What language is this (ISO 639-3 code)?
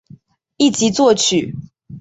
zho